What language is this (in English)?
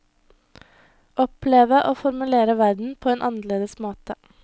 Norwegian